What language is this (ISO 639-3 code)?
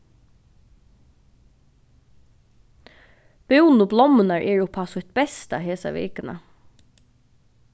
fao